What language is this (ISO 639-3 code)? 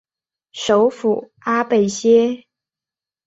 zho